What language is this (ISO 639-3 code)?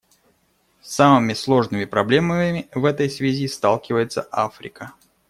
rus